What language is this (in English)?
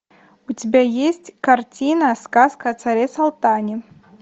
Russian